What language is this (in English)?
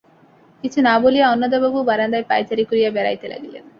Bangla